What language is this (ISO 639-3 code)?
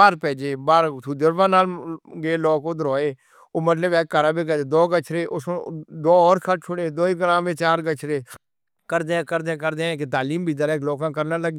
hno